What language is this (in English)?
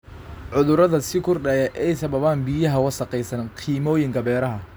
Somali